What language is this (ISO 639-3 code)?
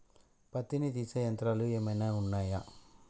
tel